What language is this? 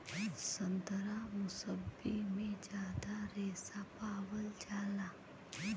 Bhojpuri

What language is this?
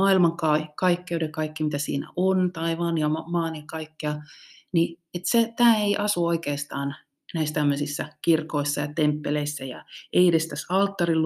Finnish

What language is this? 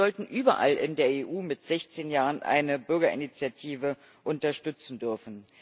German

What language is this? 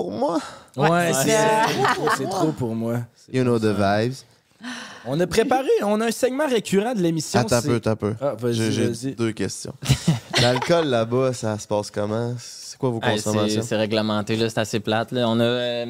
French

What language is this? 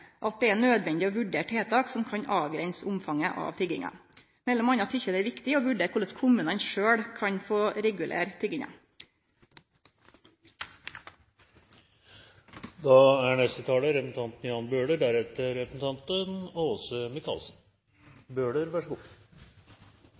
Norwegian Nynorsk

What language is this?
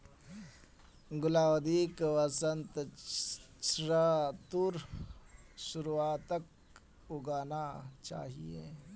Magahi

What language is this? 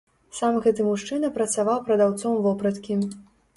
Belarusian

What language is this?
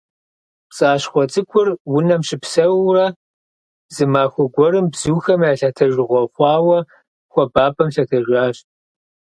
Kabardian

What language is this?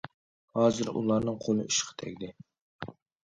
Uyghur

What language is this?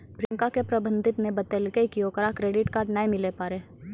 Maithili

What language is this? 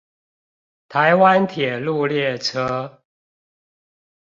Chinese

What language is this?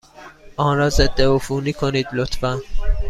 Persian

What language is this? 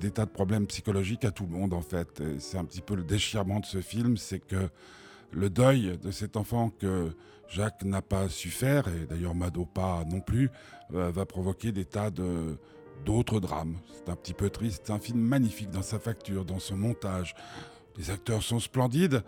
French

